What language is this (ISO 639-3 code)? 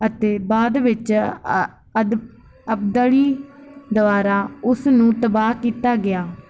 pan